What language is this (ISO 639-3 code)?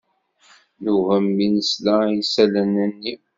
kab